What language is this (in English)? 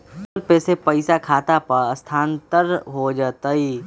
Magahi